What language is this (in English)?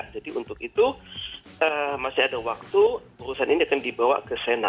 Indonesian